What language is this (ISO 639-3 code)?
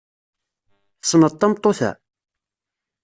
kab